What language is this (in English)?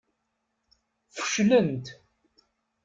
Kabyle